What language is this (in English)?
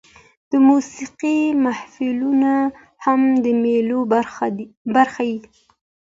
Pashto